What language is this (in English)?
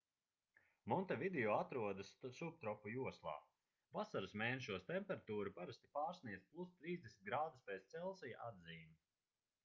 Latvian